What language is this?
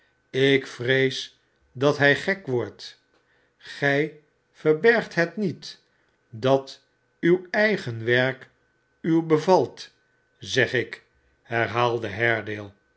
Dutch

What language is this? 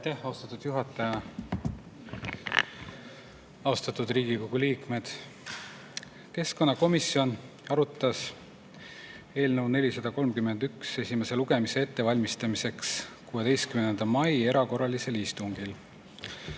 Estonian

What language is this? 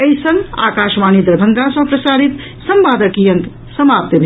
Maithili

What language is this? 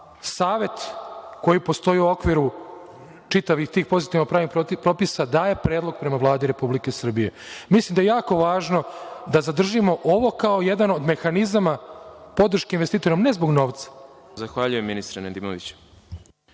Serbian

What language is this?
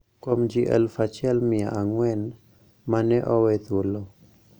Luo (Kenya and Tanzania)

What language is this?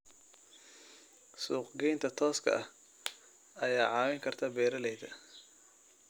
Somali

